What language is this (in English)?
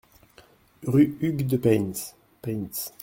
French